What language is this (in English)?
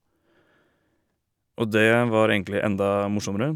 Norwegian